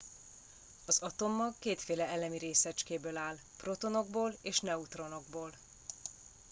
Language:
Hungarian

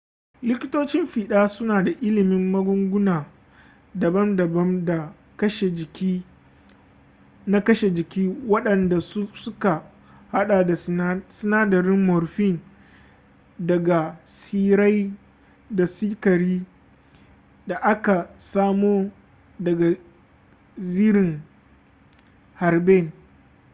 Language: Hausa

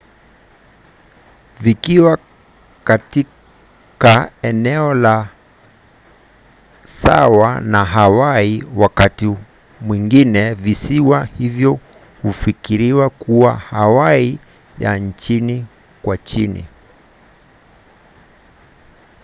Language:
Swahili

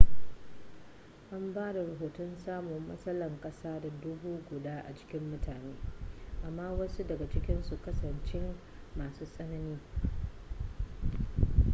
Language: Hausa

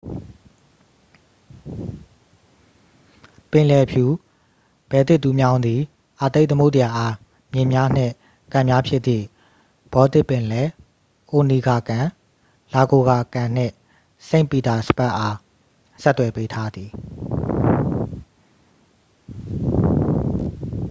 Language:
Burmese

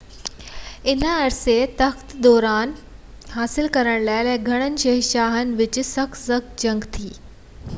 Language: Sindhi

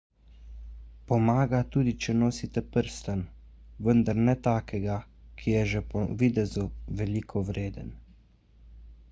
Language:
Slovenian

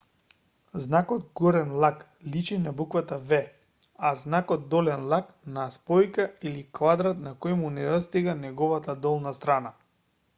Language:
Macedonian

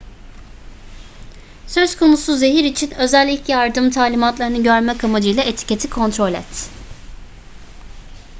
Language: Turkish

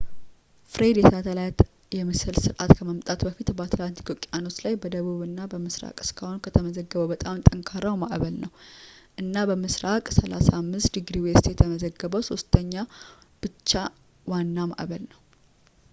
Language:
Amharic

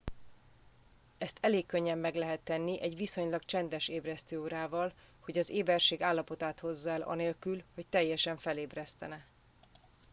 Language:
Hungarian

